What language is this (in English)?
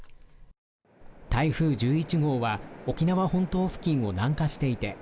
Japanese